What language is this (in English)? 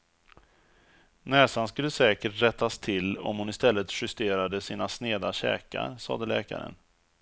Swedish